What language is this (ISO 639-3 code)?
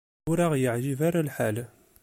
kab